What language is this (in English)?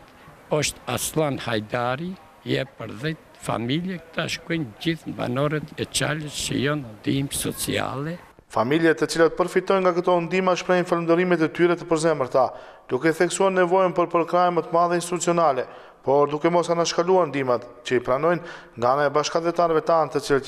Romanian